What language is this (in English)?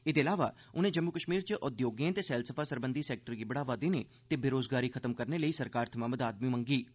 Dogri